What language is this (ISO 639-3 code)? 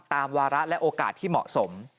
tha